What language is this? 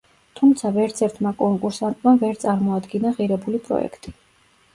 Georgian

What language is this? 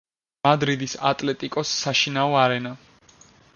Georgian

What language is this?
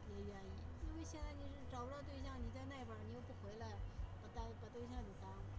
Chinese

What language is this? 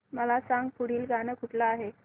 Marathi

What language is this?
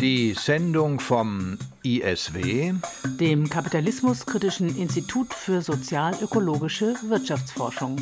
German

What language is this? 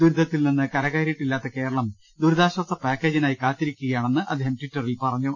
Malayalam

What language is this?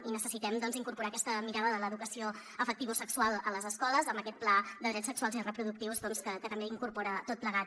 Catalan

